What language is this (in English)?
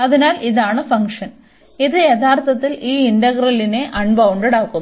Malayalam